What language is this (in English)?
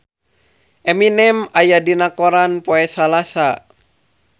Sundanese